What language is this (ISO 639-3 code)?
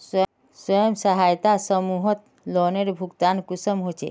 mag